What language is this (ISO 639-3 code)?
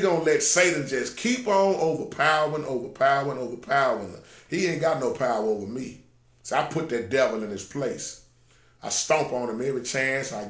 eng